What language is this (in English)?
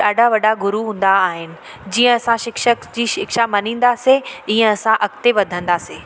Sindhi